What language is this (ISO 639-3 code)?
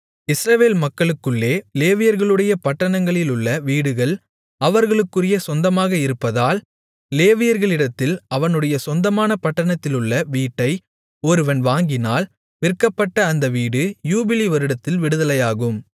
tam